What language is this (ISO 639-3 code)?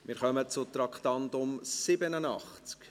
gsw